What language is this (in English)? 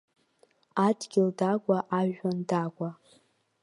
Abkhazian